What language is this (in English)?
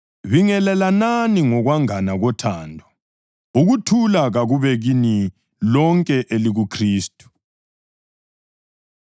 North Ndebele